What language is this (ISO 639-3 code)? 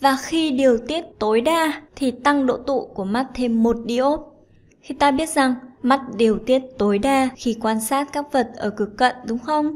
vie